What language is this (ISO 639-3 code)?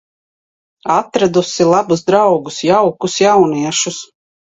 lav